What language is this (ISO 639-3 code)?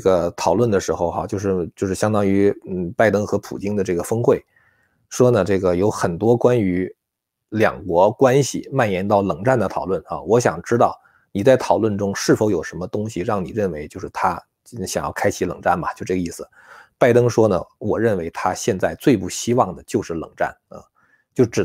zho